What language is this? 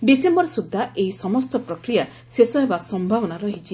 Odia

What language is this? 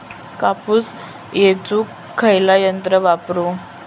Marathi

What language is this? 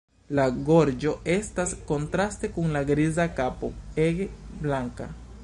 Esperanto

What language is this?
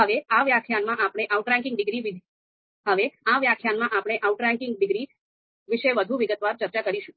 Gujarati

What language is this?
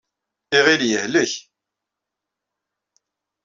Kabyle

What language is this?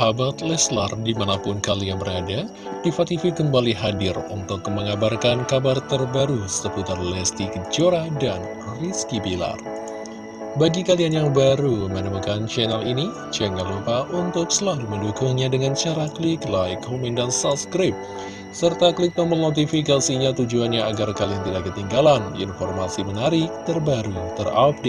Indonesian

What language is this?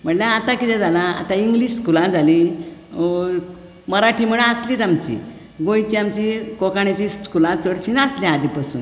Konkani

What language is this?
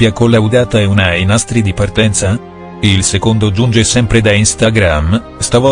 Italian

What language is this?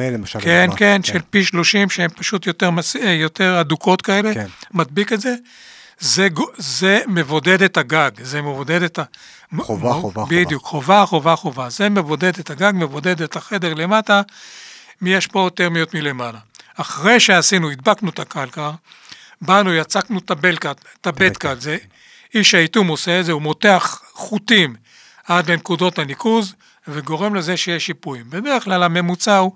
Hebrew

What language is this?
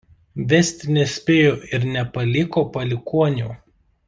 Lithuanian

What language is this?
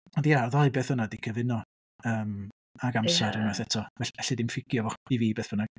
Welsh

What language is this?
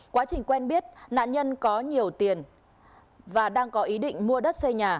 Vietnamese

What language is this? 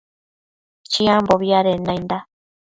Matsés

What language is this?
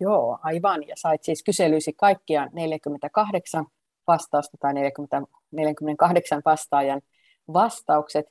Finnish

